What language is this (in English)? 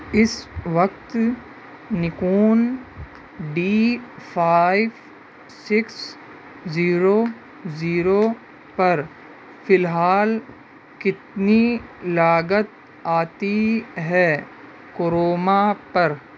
Urdu